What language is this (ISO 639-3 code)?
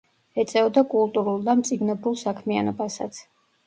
kat